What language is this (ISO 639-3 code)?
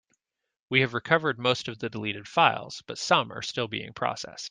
eng